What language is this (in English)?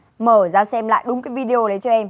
Vietnamese